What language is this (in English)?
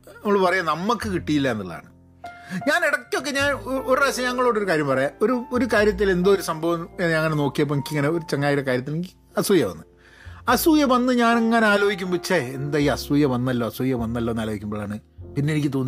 Malayalam